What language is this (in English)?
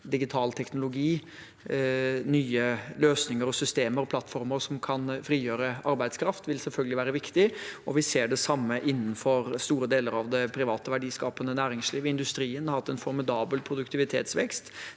Norwegian